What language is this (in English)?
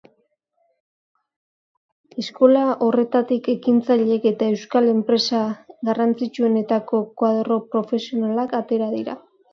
Basque